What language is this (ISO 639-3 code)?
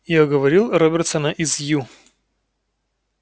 rus